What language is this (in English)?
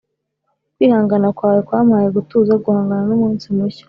Kinyarwanda